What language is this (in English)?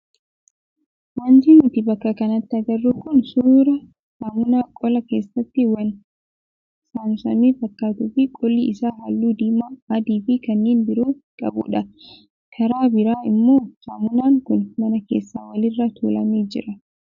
Oromo